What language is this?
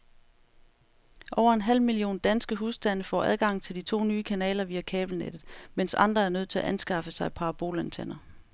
Danish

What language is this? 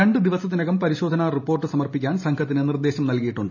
Malayalam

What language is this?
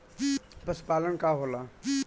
Bhojpuri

